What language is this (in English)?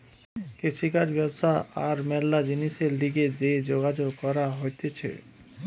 Bangla